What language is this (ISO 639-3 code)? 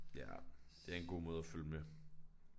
dan